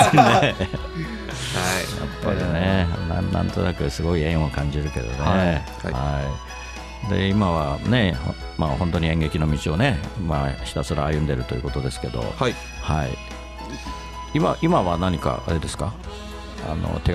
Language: Japanese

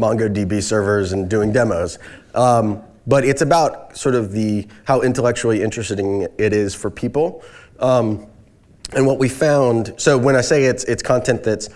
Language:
English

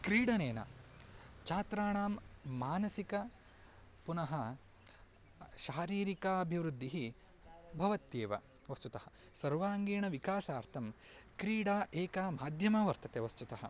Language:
Sanskrit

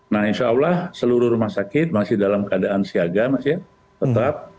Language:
Indonesian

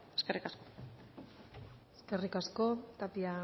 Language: Basque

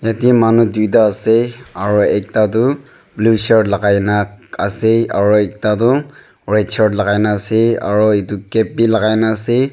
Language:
Naga Pidgin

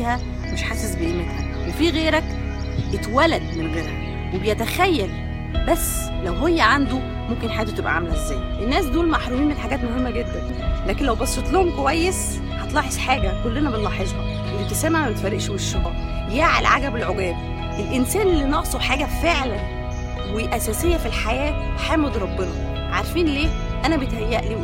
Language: Arabic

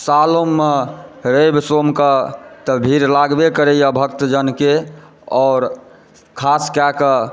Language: Maithili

